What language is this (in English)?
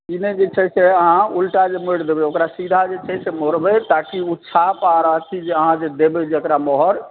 Maithili